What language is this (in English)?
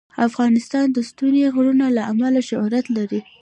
Pashto